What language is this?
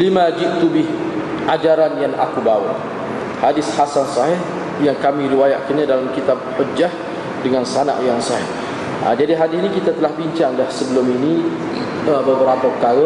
Malay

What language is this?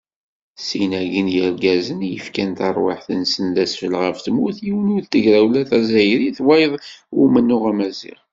Kabyle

